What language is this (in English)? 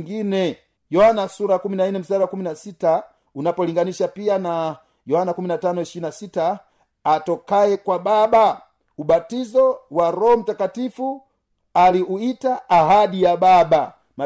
Swahili